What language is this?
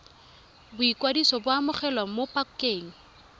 Tswana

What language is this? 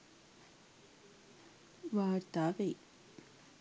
Sinhala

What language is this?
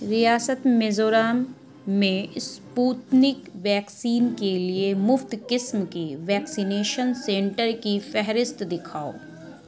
Urdu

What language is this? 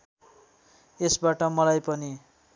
Nepali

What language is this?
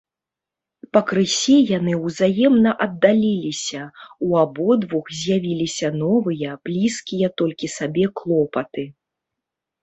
Belarusian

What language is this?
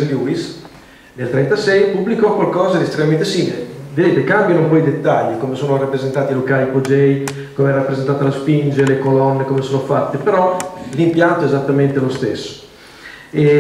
Italian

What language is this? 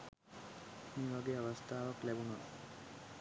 Sinhala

